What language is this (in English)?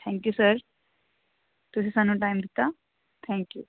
Punjabi